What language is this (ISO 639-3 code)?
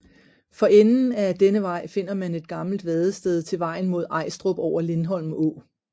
dan